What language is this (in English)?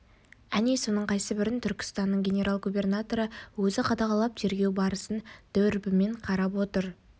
Kazakh